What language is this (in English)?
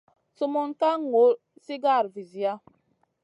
Masana